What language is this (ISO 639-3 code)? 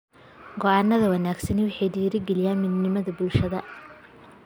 som